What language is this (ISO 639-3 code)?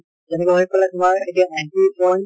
asm